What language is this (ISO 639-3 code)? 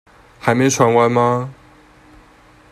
zho